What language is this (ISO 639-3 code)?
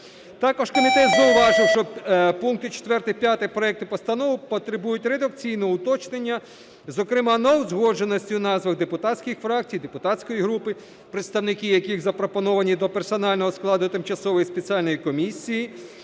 ukr